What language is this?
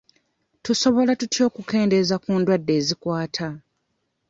Ganda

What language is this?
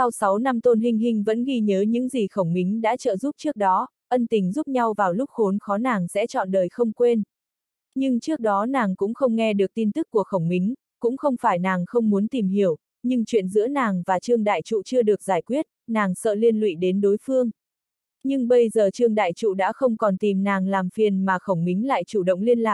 Vietnamese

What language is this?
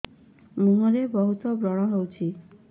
Odia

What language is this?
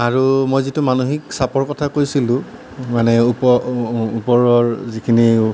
Assamese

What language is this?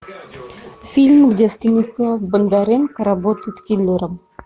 Russian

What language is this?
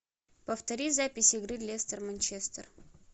Russian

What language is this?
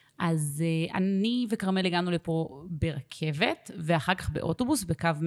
Hebrew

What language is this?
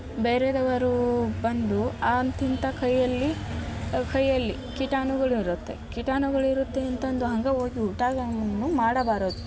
Kannada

